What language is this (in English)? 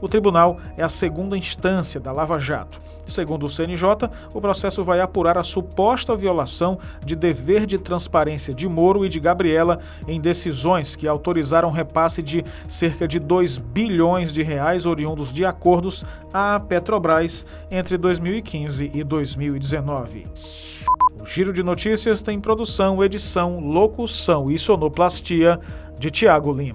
Portuguese